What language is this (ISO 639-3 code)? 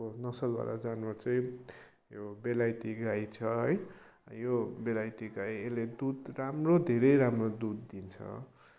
nep